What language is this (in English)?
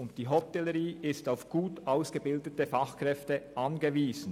Swiss German